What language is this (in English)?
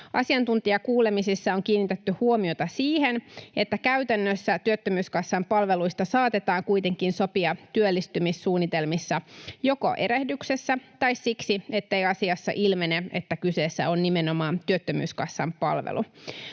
Finnish